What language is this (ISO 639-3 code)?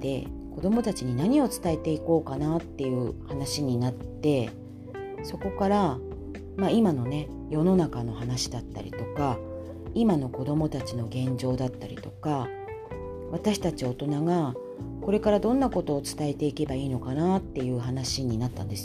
jpn